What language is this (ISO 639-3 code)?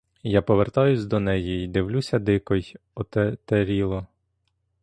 ukr